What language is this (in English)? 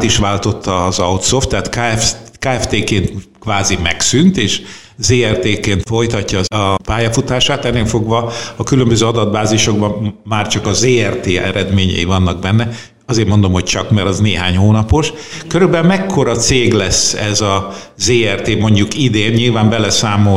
Hungarian